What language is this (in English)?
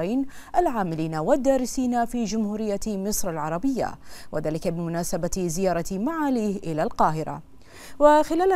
Arabic